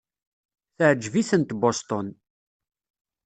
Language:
Kabyle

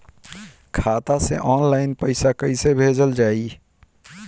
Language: Bhojpuri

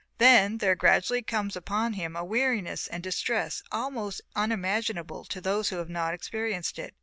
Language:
English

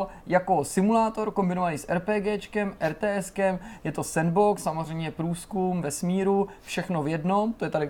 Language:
Czech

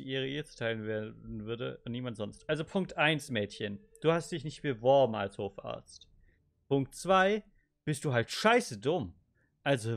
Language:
German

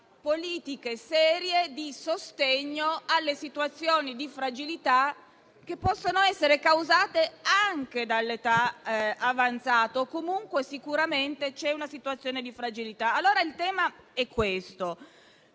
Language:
Italian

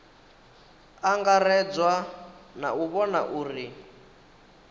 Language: Venda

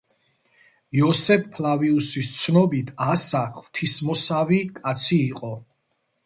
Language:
Georgian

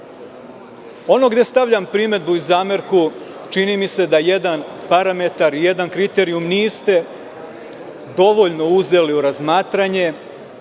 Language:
Serbian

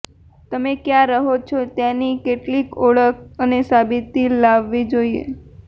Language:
Gujarati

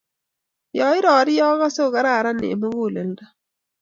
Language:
Kalenjin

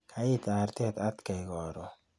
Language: Kalenjin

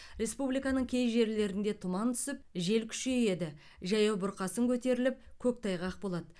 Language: Kazakh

